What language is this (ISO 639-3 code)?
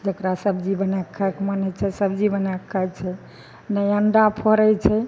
mai